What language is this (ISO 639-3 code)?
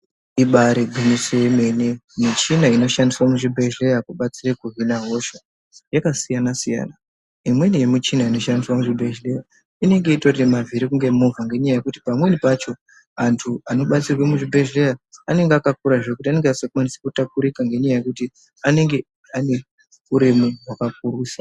ndc